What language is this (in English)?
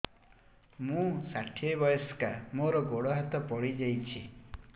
Odia